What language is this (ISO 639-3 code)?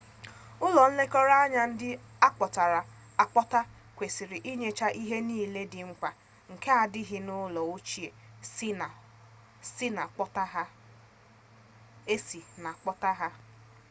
ibo